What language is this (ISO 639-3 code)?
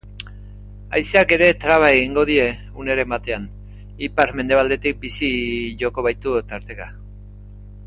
eus